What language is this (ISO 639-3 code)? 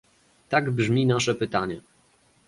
pol